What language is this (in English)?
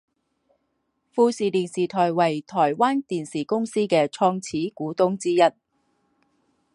Chinese